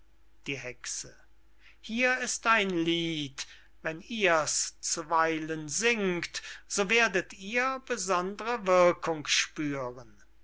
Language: German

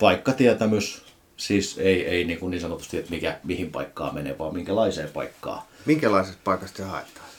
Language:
Finnish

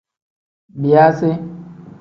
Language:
Tem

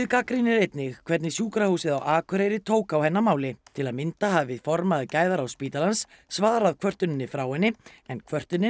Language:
Icelandic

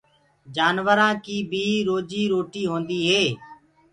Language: Gurgula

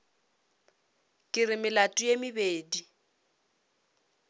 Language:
Northern Sotho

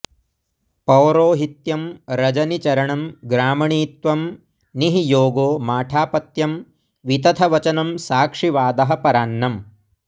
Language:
Sanskrit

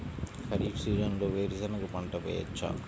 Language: Telugu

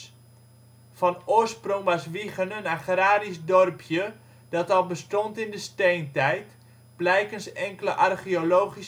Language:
Dutch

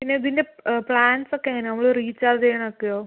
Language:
Malayalam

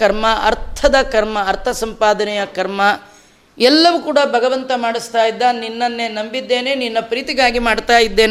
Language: Kannada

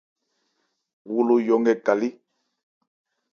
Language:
Ebrié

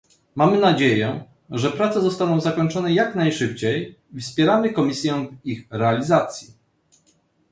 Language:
Polish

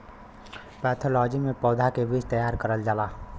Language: Bhojpuri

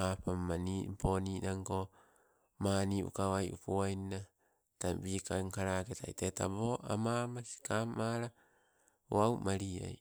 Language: Sibe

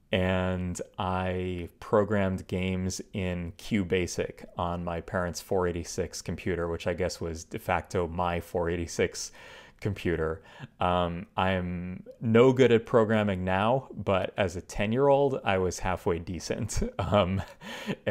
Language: English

